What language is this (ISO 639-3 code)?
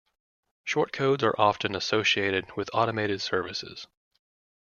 eng